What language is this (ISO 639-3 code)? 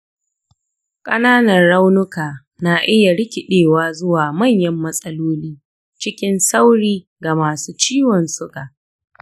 hau